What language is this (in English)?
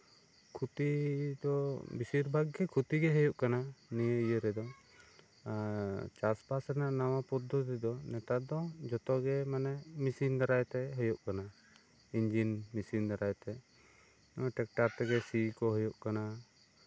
Santali